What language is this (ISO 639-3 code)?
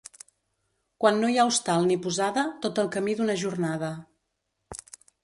cat